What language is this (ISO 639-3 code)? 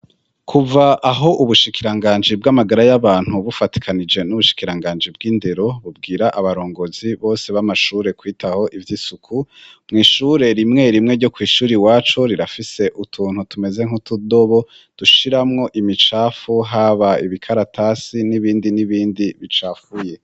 run